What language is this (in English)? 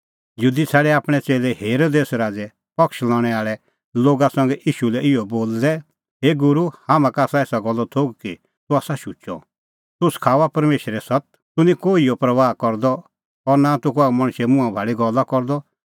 Kullu Pahari